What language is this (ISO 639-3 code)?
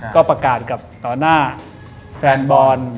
tha